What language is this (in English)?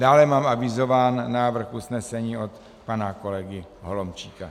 Czech